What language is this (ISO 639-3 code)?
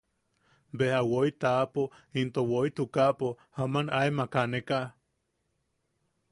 yaq